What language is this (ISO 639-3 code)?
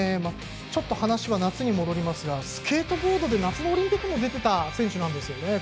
jpn